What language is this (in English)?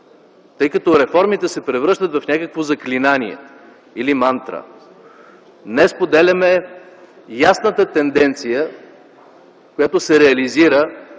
Bulgarian